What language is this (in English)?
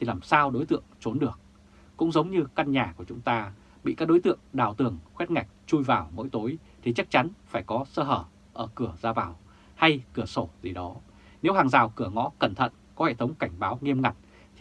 Vietnamese